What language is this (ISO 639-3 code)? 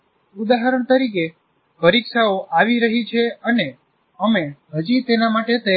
guj